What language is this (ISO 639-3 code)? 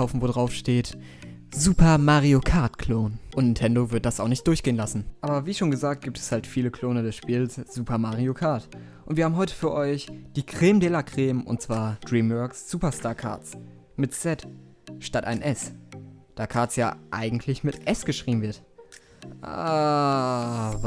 deu